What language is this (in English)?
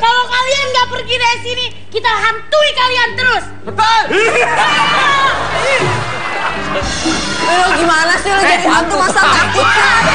Indonesian